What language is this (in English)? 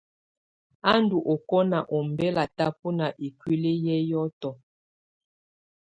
Tunen